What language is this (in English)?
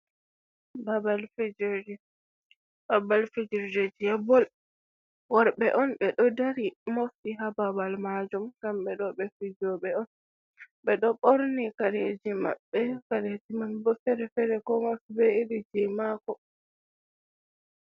Fula